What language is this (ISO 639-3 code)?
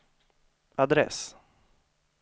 swe